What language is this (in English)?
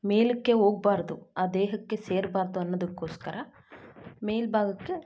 Kannada